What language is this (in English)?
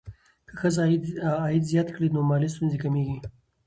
Pashto